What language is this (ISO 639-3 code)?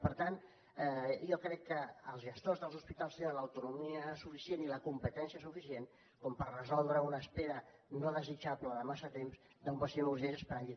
cat